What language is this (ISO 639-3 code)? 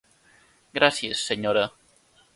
cat